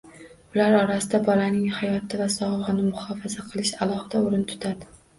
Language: Uzbek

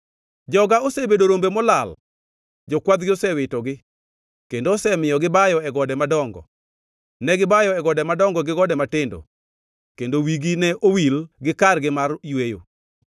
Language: Luo (Kenya and Tanzania)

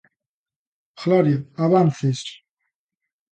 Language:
Galician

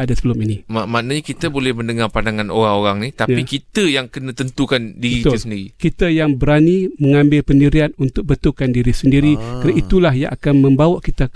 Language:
Malay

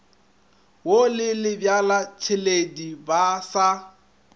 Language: Northern Sotho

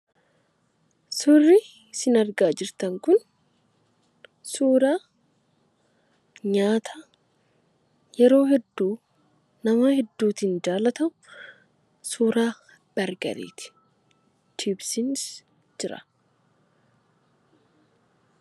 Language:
Oromo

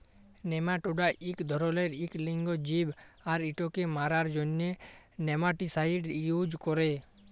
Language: Bangla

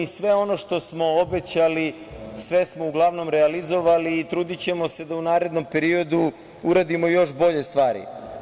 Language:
Serbian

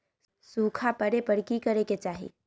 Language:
Magahi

